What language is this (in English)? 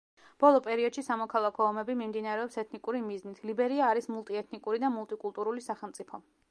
Georgian